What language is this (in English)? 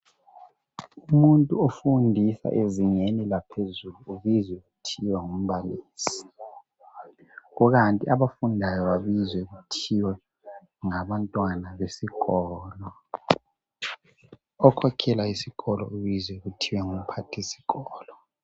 North Ndebele